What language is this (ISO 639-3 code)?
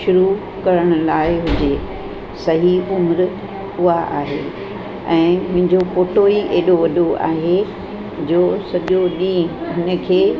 snd